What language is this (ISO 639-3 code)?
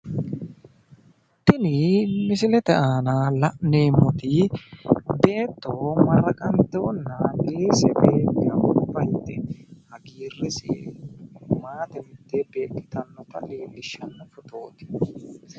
sid